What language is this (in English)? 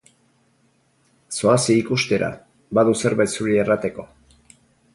Basque